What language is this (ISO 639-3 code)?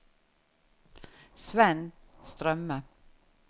nor